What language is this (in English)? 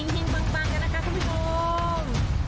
Thai